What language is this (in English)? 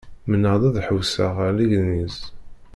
Kabyle